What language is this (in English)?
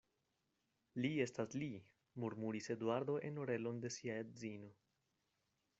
Esperanto